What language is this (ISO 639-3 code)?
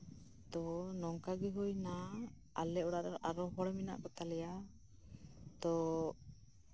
sat